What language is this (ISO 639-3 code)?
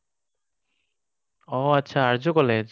asm